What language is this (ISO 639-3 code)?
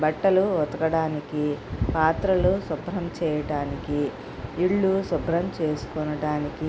tel